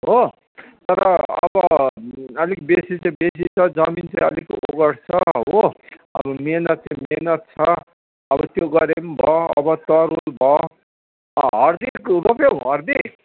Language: Nepali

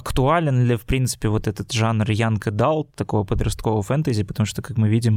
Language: Russian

